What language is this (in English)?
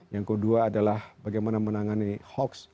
Indonesian